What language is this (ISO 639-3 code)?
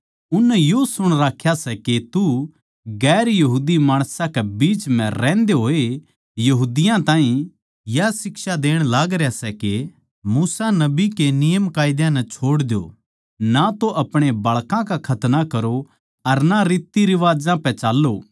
bgc